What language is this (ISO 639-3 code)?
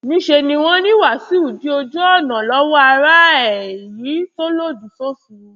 yor